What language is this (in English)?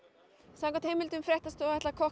Icelandic